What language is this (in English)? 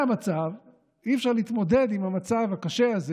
Hebrew